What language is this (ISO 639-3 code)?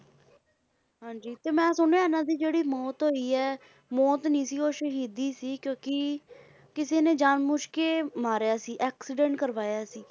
pan